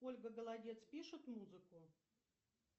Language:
Russian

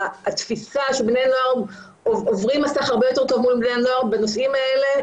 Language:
Hebrew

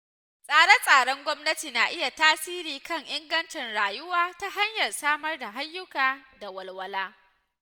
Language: Hausa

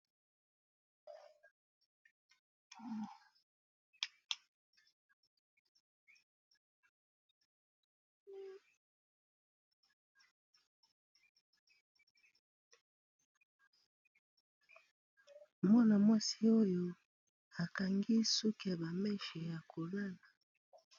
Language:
Lingala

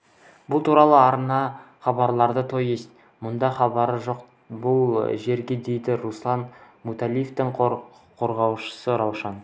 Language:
Kazakh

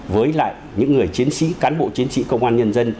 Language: Vietnamese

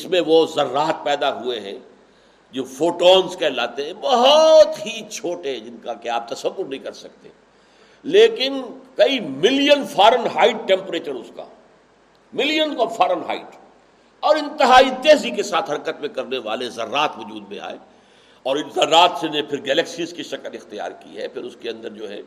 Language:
Urdu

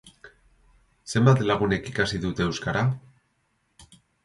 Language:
Basque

